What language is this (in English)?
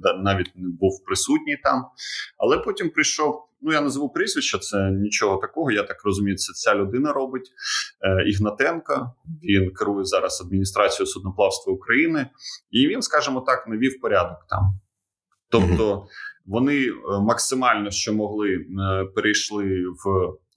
Ukrainian